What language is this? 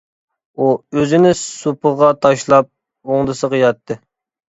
Uyghur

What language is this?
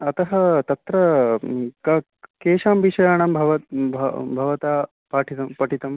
Sanskrit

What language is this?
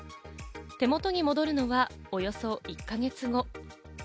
Japanese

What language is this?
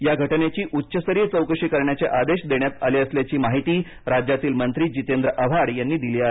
Marathi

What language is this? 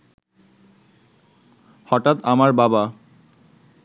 Bangla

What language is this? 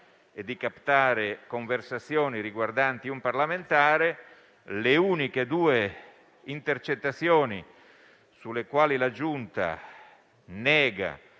Italian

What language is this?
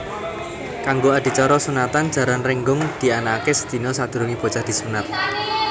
Javanese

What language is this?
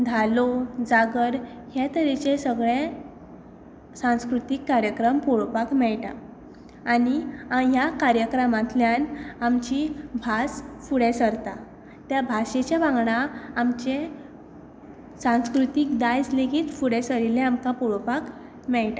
Konkani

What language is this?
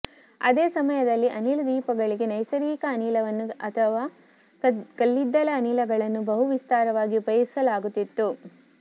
Kannada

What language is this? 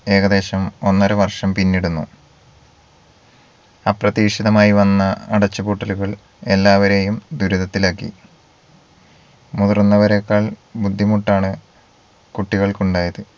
Malayalam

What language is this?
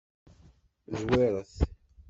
Kabyle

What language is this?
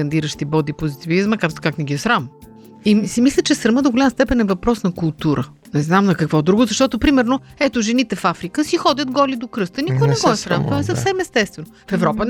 Bulgarian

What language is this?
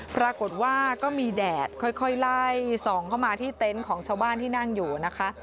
Thai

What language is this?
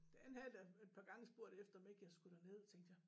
Danish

